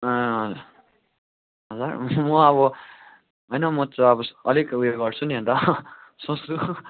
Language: Nepali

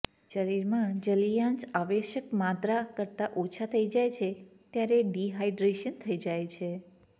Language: Gujarati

